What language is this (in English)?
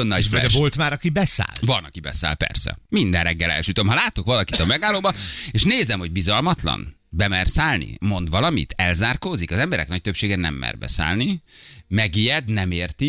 Hungarian